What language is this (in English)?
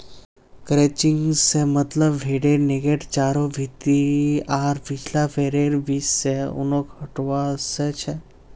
Magahi